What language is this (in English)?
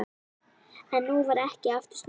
Icelandic